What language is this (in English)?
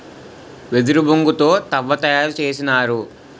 Telugu